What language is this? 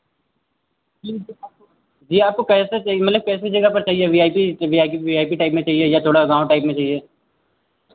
Hindi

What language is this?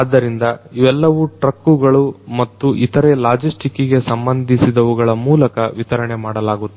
Kannada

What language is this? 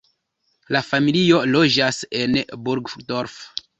Esperanto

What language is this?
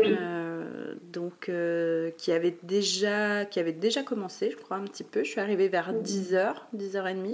French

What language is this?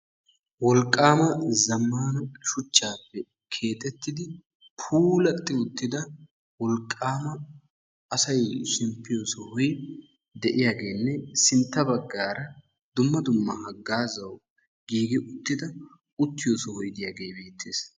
Wolaytta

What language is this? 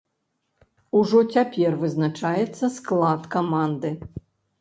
Belarusian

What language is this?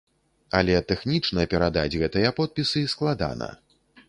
Belarusian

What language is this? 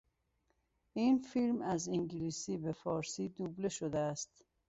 Persian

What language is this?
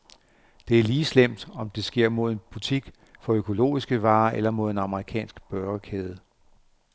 Danish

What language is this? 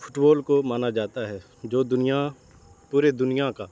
Urdu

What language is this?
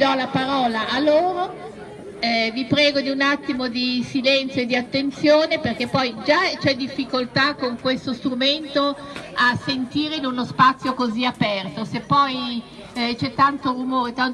Italian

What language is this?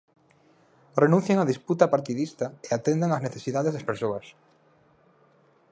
Galician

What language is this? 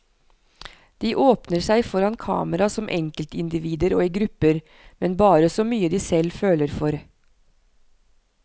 Norwegian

